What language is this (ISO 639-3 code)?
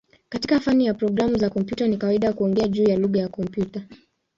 swa